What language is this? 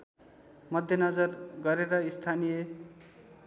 Nepali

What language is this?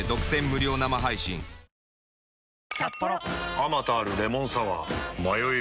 Japanese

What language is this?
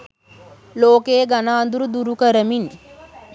Sinhala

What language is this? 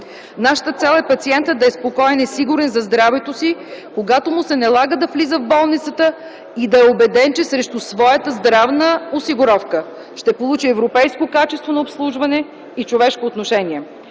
Bulgarian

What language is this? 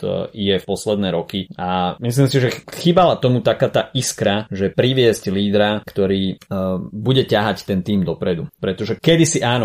Slovak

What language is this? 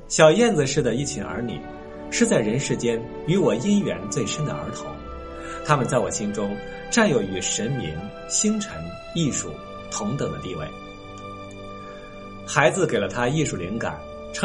Chinese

